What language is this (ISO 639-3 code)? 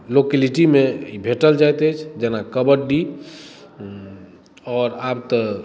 mai